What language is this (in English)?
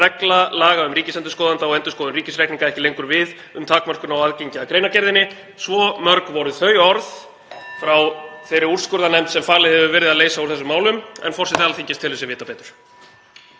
Icelandic